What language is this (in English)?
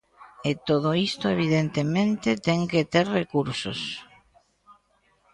Galician